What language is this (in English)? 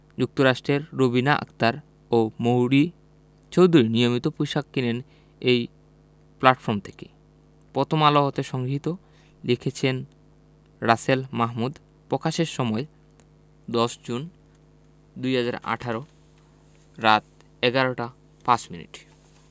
Bangla